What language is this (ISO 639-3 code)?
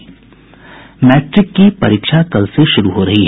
hin